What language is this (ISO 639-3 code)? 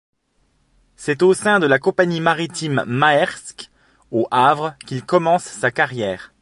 fra